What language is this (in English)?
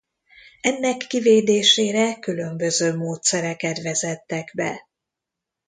Hungarian